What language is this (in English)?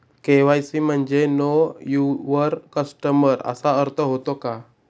Marathi